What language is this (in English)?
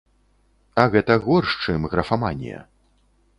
Belarusian